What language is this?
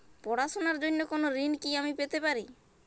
Bangla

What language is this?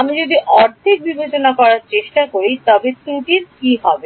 Bangla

